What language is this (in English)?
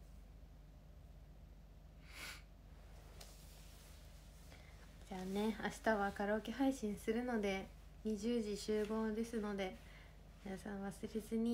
Japanese